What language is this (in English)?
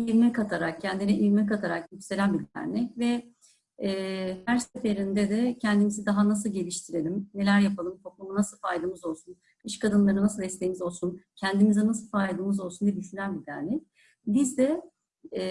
Turkish